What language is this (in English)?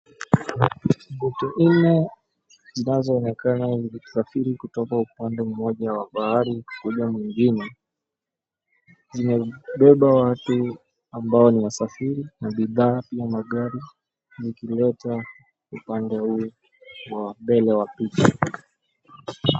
Swahili